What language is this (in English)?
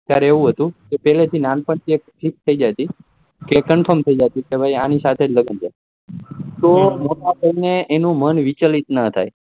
Gujarati